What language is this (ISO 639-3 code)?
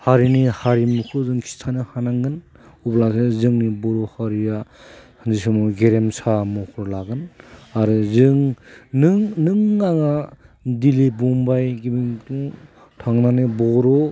brx